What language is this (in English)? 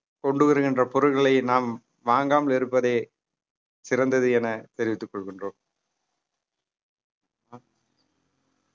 Tamil